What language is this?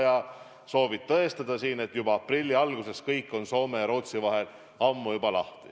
Estonian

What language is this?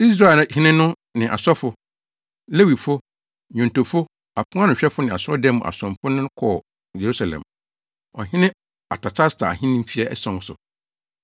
Akan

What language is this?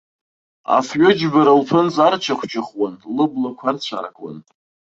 Abkhazian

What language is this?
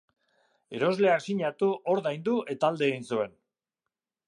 Basque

